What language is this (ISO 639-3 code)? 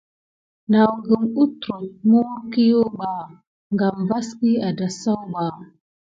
gid